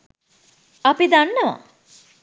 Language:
Sinhala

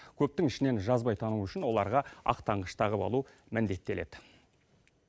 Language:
Kazakh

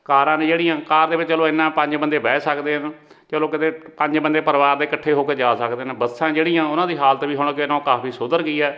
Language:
Punjabi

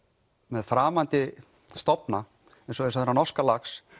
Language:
Icelandic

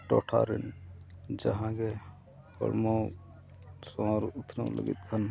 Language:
Santali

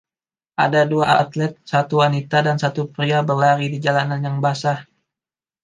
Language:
Indonesian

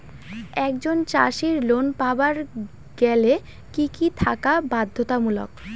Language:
Bangla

